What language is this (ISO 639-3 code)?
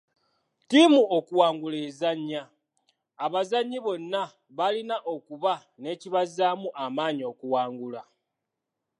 lug